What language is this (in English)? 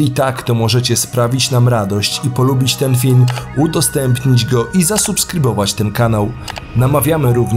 Polish